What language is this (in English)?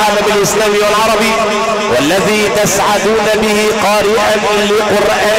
Arabic